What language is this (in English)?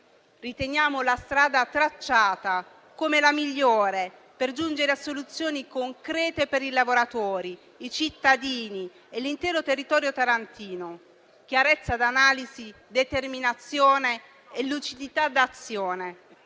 Italian